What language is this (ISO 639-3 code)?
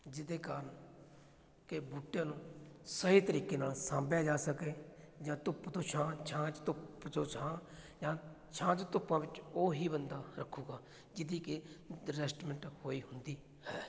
pan